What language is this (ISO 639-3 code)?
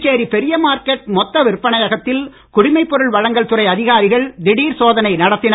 tam